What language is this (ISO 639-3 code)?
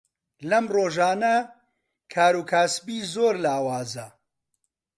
ckb